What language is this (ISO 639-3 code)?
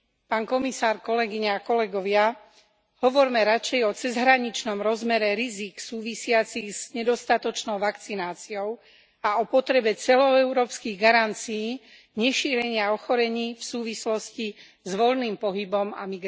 slk